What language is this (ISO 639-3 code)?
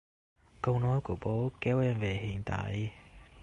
vie